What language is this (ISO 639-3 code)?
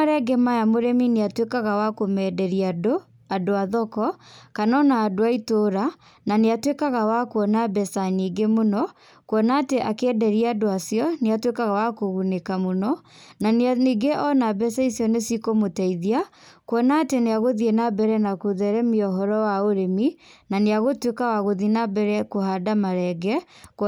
kik